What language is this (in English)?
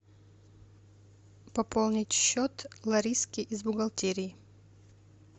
Russian